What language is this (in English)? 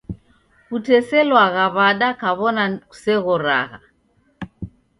Taita